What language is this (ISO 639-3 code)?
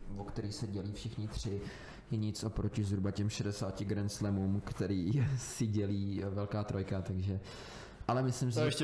ces